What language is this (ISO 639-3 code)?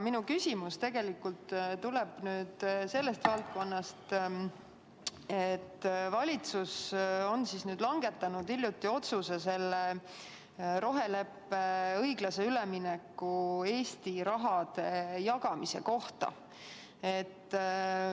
est